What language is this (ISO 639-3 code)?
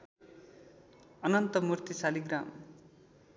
nep